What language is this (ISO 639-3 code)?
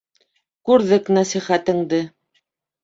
bak